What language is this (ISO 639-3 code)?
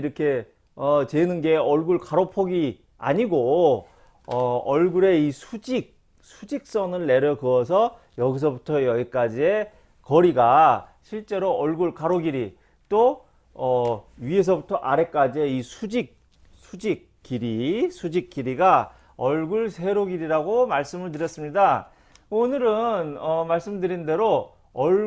kor